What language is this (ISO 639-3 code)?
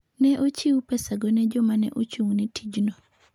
luo